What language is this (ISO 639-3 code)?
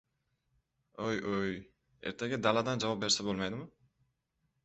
uzb